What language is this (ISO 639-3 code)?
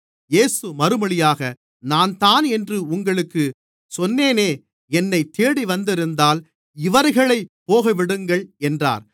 tam